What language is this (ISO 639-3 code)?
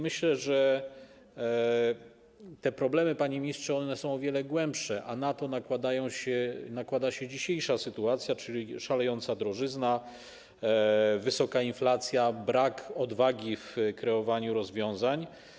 pol